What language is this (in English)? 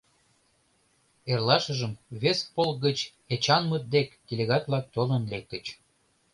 Mari